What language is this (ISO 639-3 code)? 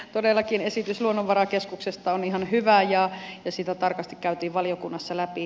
fin